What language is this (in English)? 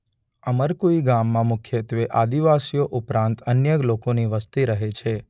Gujarati